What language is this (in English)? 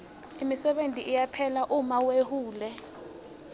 Swati